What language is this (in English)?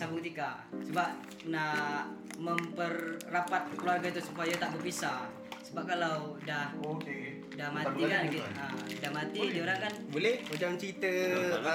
Malay